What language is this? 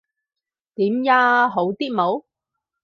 Cantonese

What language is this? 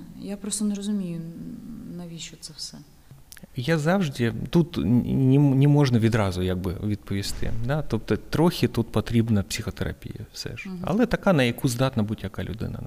Ukrainian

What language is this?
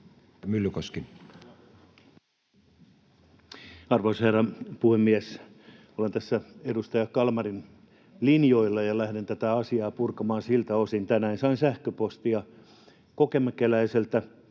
Finnish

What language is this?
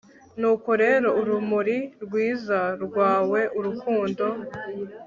Kinyarwanda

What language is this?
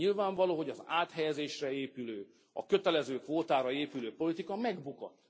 Hungarian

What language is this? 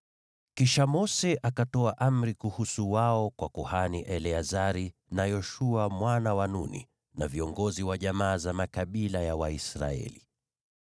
Swahili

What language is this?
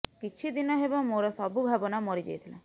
Odia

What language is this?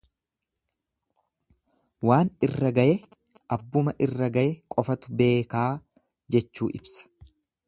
Oromo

